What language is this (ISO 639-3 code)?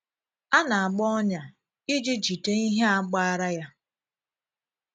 ibo